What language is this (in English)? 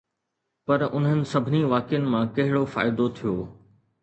Sindhi